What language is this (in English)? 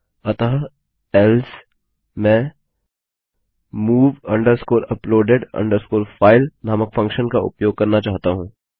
Hindi